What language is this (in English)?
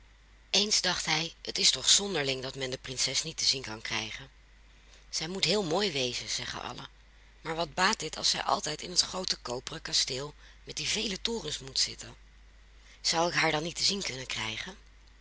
Dutch